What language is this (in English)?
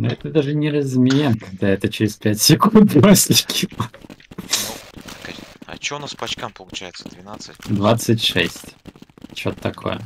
Russian